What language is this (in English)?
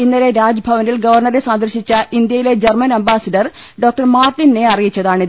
Malayalam